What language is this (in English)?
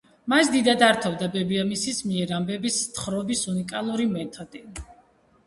Georgian